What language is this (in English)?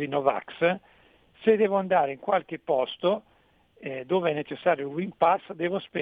Italian